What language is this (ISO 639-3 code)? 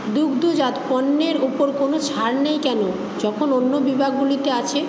ben